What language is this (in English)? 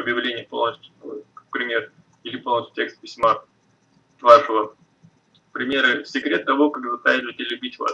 Russian